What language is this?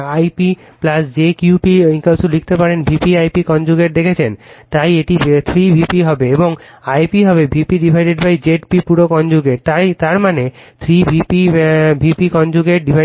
Bangla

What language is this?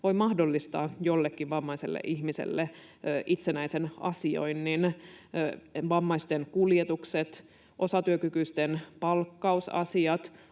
Finnish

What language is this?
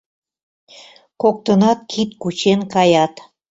Mari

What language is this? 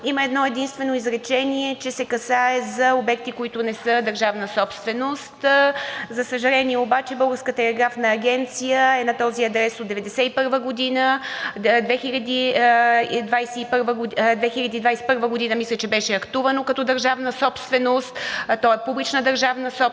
Bulgarian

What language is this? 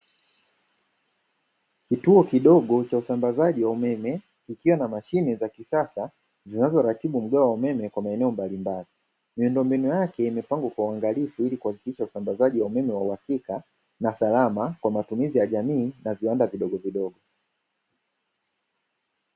Swahili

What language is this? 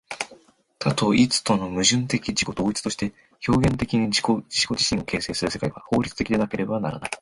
Japanese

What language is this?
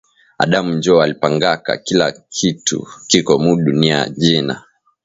Swahili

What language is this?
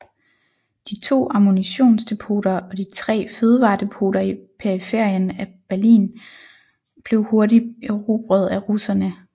Danish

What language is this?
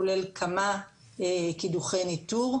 Hebrew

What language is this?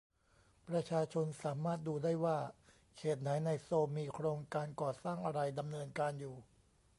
Thai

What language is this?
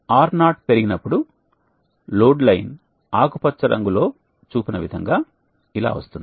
Telugu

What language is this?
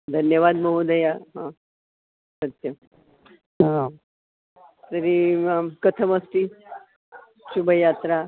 Sanskrit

